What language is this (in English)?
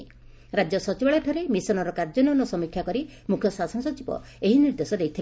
Odia